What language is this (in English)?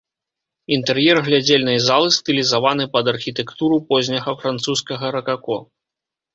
Belarusian